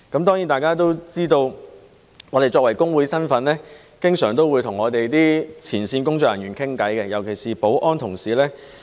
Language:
Cantonese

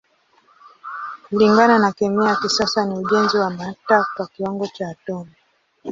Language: Swahili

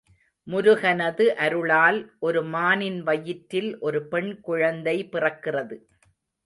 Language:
Tamil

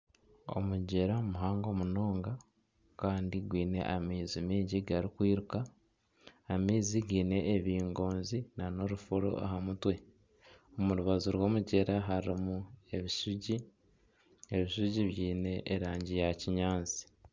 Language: Nyankole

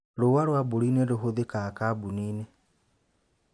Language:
Kikuyu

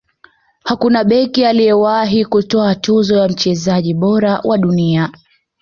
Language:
Swahili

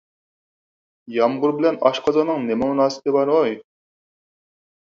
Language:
Uyghur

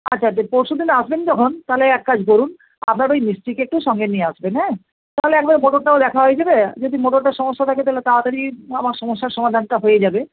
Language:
Bangla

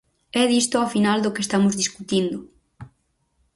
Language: Galician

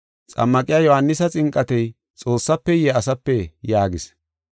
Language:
Gofa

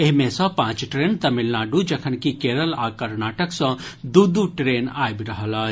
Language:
Maithili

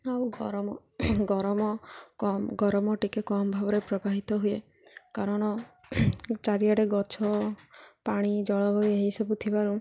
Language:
Odia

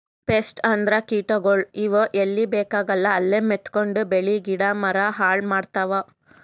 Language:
Kannada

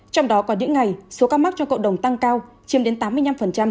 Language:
Vietnamese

